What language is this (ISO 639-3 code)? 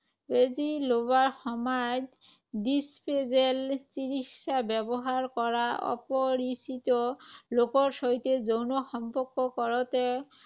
asm